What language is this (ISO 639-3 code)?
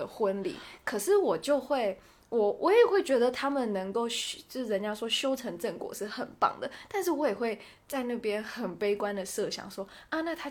zho